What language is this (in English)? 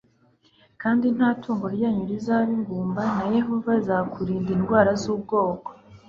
Kinyarwanda